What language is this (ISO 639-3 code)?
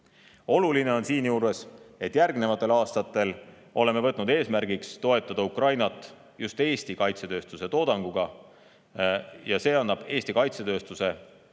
est